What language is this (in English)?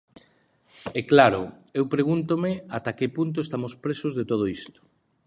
Galician